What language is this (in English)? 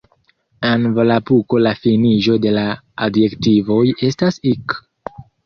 Esperanto